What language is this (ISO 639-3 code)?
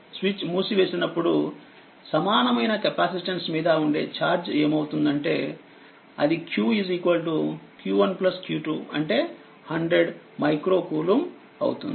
tel